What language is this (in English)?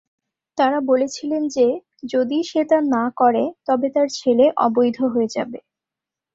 Bangla